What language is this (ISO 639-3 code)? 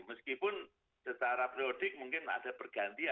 ind